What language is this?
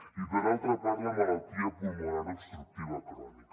Catalan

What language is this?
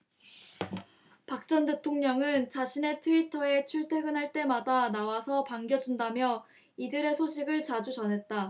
Korean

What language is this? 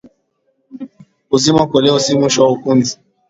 Swahili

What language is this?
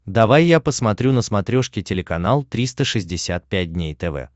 Russian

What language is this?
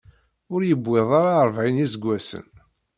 Kabyle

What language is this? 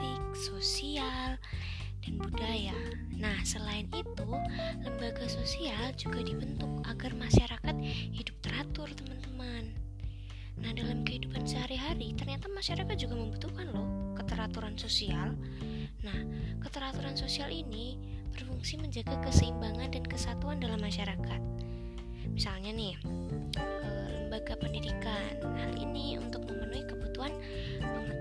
Indonesian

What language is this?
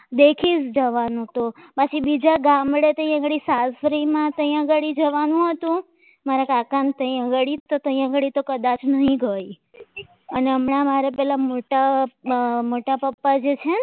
Gujarati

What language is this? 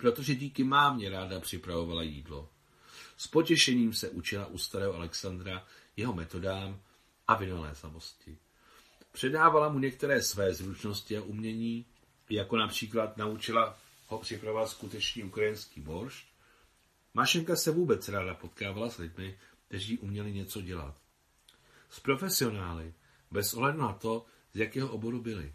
Czech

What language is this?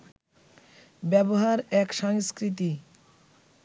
Bangla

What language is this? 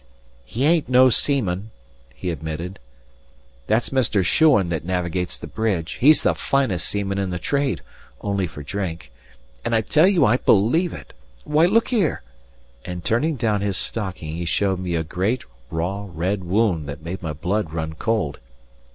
English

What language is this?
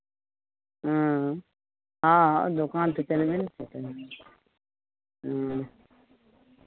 Maithili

